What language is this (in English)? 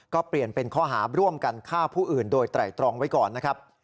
Thai